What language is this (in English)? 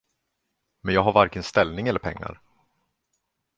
Swedish